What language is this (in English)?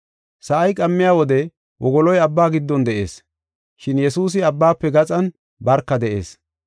Gofa